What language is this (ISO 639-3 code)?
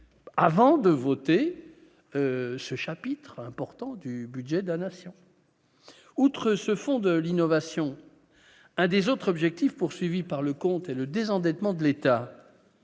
fra